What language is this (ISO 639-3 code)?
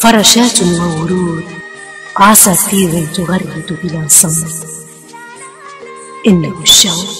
ara